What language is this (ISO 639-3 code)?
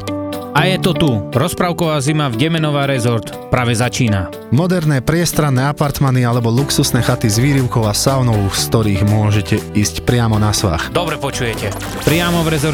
slk